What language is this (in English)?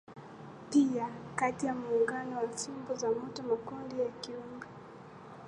Swahili